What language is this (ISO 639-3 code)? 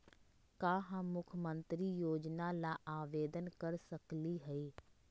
mag